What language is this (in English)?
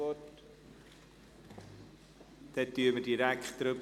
Swiss German